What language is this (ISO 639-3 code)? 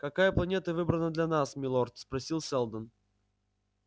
rus